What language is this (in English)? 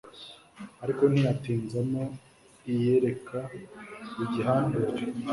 Kinyarwanda